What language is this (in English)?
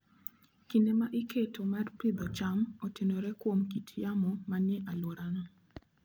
Luo (Kenya and Tanzania)